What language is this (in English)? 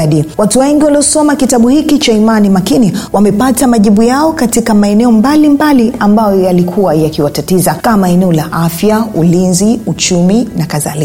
Swahili